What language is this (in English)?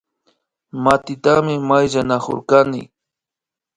Imbabura Highland Quichua